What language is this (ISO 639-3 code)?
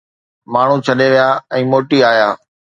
snd